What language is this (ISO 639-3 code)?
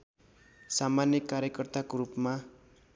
nep